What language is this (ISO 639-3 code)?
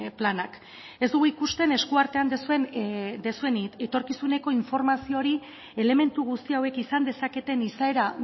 eus